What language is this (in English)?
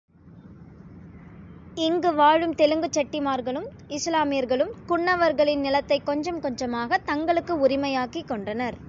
Tamil